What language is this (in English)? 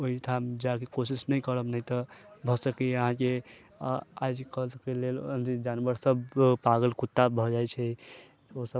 Maithili